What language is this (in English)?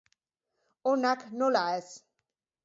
Basque